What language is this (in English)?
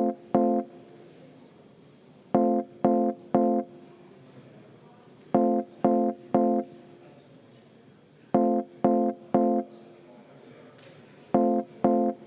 Estonian